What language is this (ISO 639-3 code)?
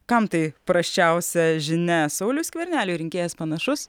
lit